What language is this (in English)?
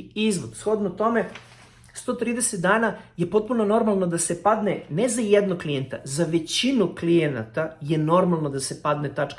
Serbian